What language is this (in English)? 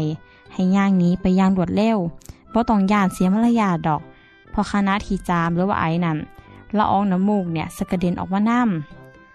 Thai